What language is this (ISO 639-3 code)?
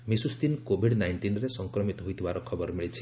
ori